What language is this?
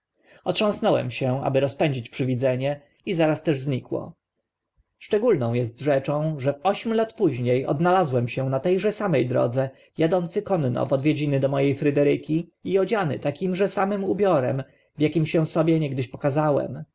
Polish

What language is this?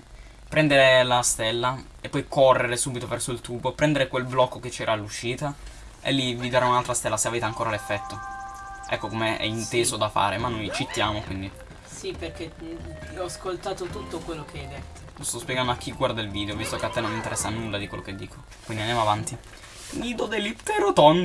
Italian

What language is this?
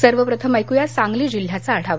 Marathi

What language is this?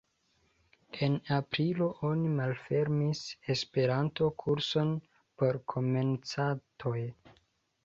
Esperanto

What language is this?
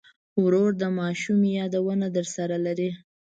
Pashto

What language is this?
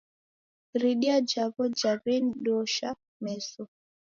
Taita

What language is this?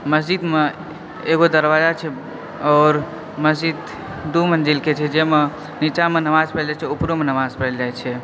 Maithili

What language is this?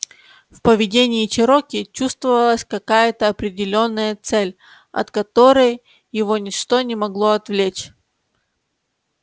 Russian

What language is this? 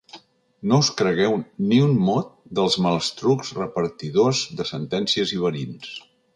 Catalan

